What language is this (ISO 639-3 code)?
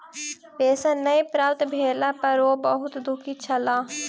mai